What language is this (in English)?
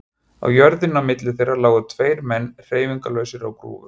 Icelandic